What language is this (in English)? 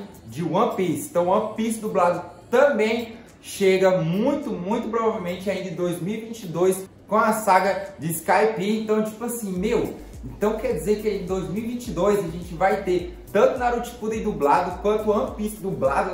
Portuguese